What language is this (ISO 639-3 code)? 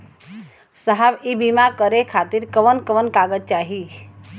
bho